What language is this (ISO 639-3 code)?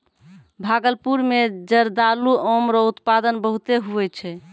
mai